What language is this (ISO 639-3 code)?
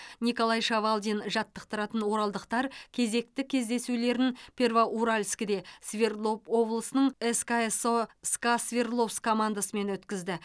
kaz